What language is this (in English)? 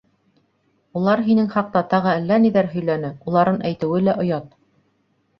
Bashkir